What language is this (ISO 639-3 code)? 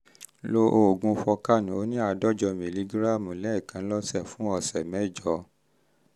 yor